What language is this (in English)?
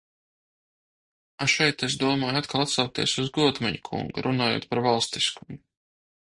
Latvian